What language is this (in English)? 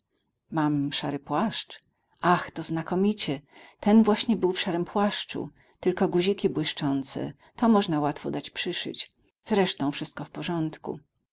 Polish